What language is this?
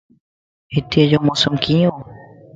Lasi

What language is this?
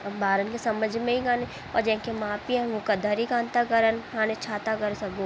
Sindhi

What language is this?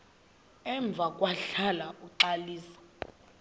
Xhosa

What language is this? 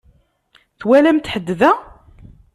Kabyle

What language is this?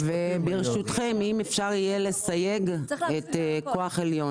Hebrew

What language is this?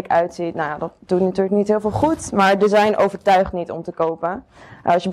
Dutch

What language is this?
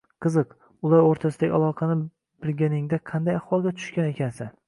Uzbek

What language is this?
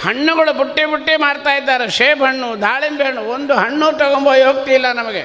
Kannada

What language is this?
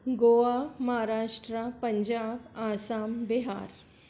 Sindhi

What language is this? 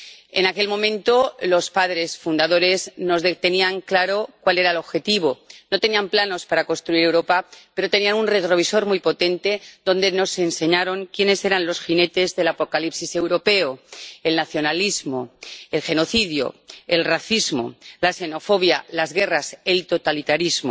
Spanish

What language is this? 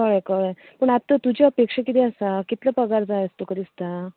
Konkani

